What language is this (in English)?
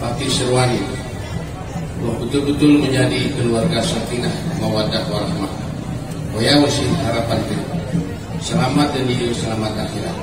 Indonesian